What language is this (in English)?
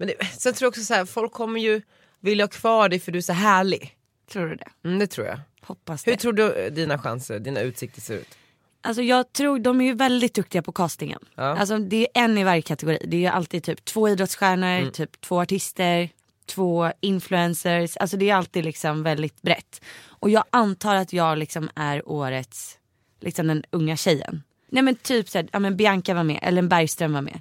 Swedish